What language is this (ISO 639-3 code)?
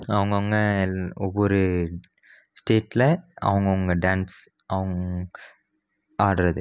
tam